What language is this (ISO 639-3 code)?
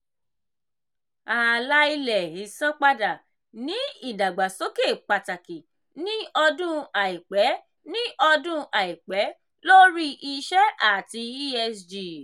yor